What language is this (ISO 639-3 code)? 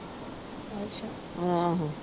pan